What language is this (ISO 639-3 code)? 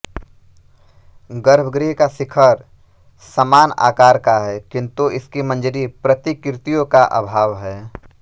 hin